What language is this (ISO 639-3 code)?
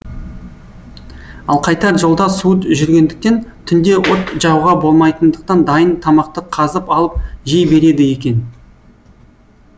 kaz